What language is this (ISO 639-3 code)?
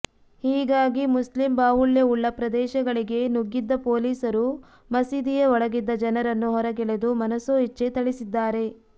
kan